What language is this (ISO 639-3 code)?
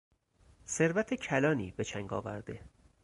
fas